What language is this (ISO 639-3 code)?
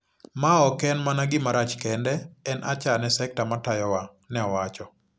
luo